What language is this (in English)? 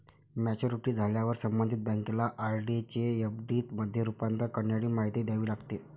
Marathi